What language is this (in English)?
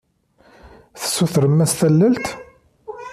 Kabyle